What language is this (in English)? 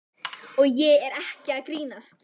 Icelandic